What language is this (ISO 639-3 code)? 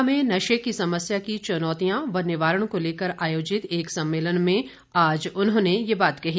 hin